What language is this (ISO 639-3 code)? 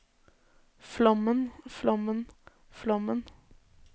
nor